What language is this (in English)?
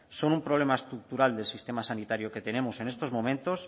Spanish